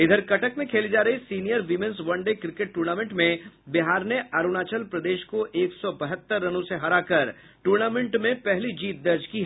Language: Hindi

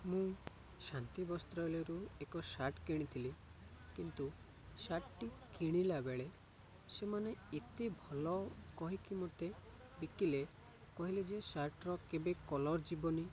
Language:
Odia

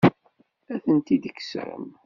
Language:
Kabyle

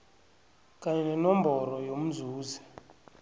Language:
South Ndebele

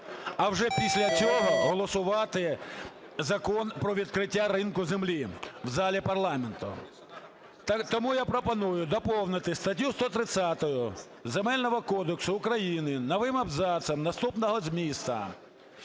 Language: Ukrainian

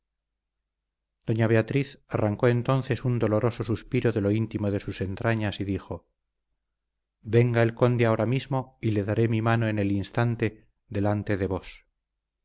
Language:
Spanish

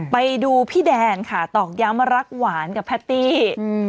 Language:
Thai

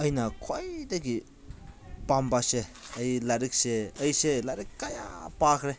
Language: Manipuri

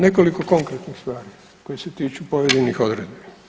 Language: Croatian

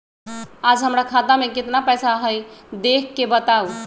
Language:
Magahi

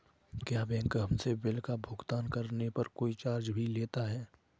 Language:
Hindi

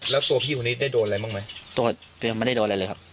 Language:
Thai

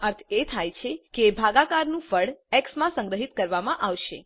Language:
Gujarati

